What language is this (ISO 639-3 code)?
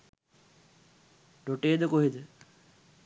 sin